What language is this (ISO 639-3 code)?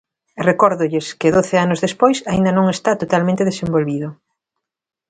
glg